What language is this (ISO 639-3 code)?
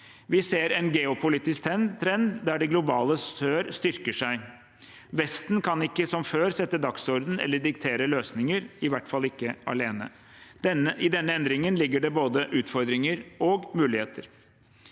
nor